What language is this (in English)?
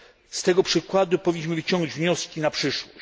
Polish